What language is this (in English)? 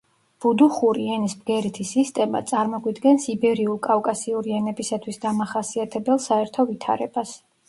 Georgian